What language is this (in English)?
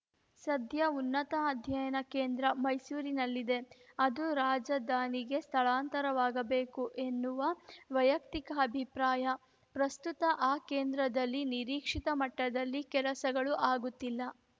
Kannada